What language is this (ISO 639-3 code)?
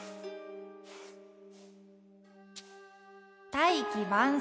jpn